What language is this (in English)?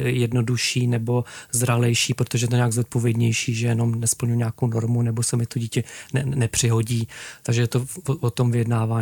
Czech